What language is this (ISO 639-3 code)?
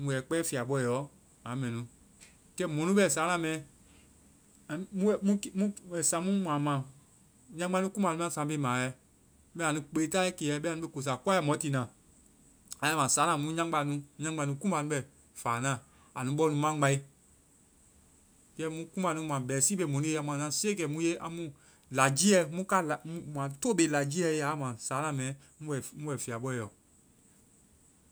vai